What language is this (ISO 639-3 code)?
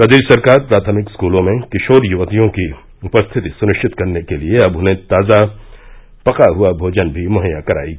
hin